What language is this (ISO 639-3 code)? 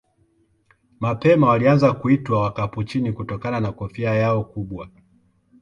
swa